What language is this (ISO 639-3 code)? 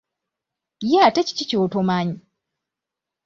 lug